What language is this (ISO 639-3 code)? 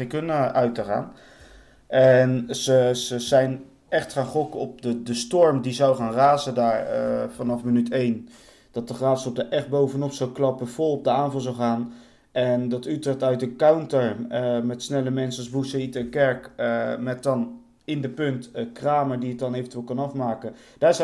nld